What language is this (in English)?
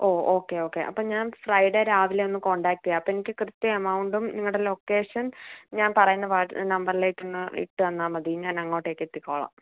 Malayalam